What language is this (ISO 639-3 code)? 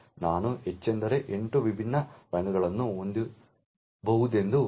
kan